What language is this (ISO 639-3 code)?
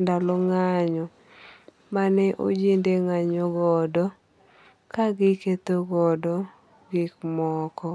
luo